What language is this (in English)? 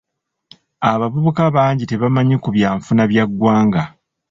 Ganda